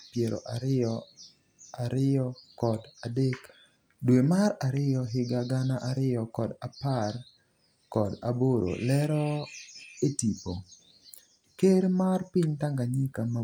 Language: Luo (Kenya and Tanzania)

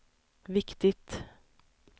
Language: Swedish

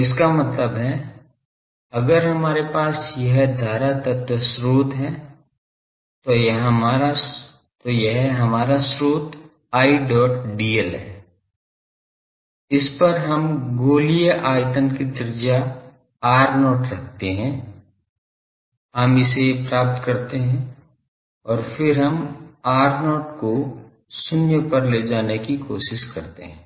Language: Hindi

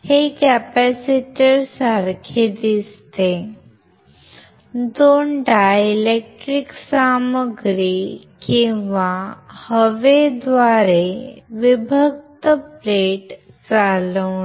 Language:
Marathi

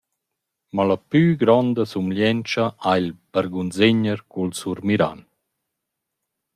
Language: Romansh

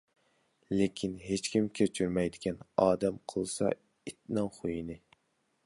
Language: Uyghur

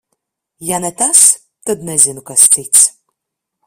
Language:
Latvian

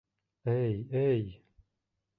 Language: Bashkir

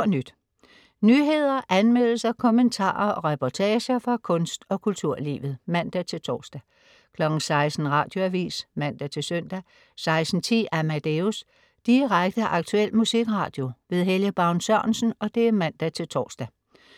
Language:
Danish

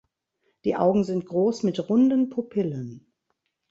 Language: German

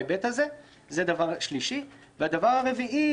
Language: Hebrew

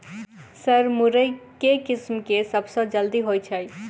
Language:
Maithili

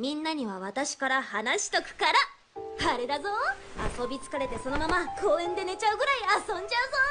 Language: Japanese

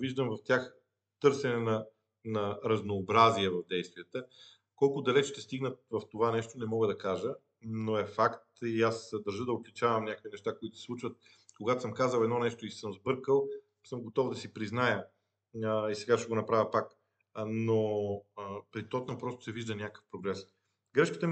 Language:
Bulgarian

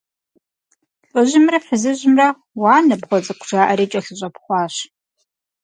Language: Kabardian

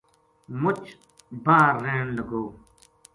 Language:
Gujari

